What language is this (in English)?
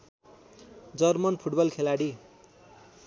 Nepali